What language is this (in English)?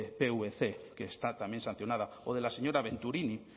Spanish